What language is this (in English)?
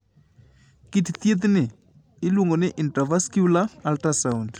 Luo (Kenya and Tanzania)